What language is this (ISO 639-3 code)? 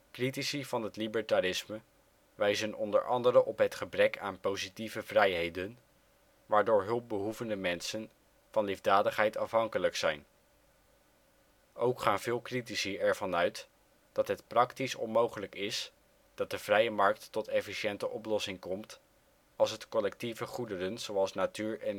nld